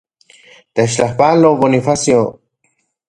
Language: Central Puebla Nahuatl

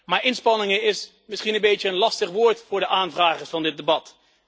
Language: Dutch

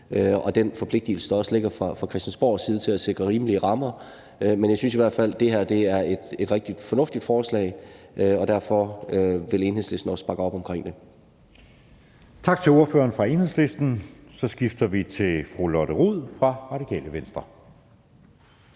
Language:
Danish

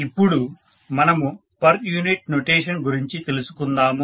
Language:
Telugu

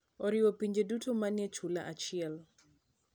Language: Luo (Kenya and Tanzania)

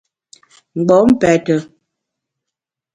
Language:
Bamun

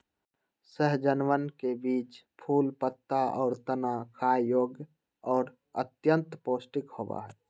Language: Magahi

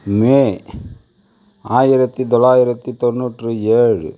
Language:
Tamil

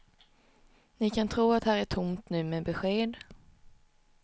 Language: Swedish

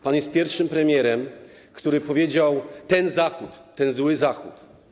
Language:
Polish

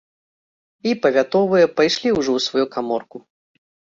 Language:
Belarusian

